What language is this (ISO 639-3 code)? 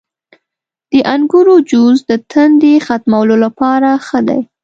pus